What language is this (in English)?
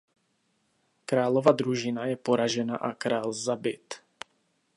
Czech